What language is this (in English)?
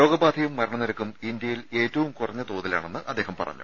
Malayalam